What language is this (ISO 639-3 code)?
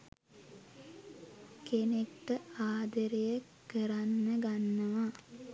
sin